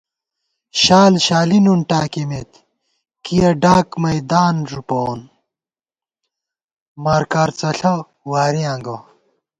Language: Gawar-Bati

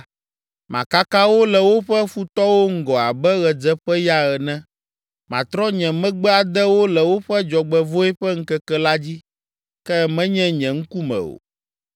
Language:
Ewe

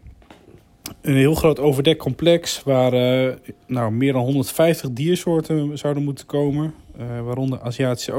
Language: Dutch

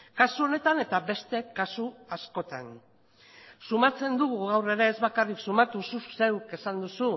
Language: Basque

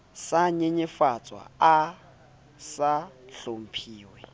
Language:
Southern Sotho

